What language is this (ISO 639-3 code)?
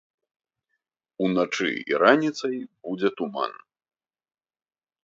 bel